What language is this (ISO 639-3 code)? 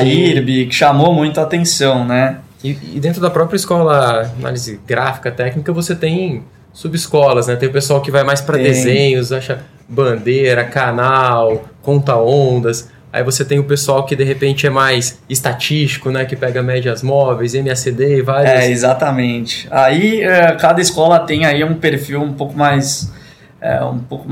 por